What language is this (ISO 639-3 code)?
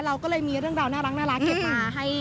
tha